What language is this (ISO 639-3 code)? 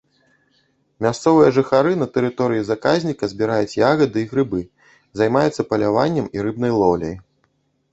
bel